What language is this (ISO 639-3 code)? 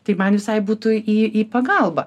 lit